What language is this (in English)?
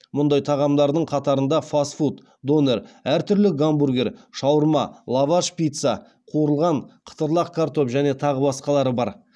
Kazakh